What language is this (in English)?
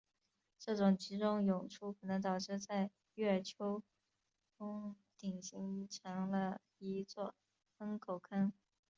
Chinese